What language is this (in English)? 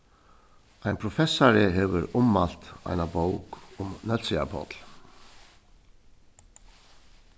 Faroese